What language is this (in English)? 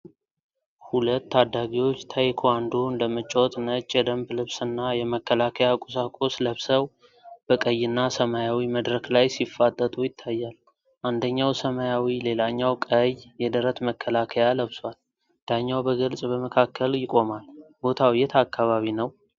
Amharic